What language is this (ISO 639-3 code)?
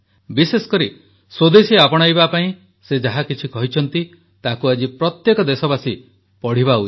ori